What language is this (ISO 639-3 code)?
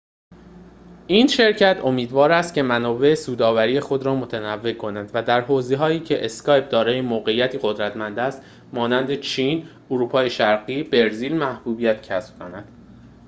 fas